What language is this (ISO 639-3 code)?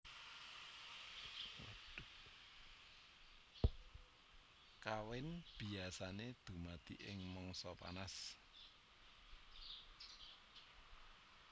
jav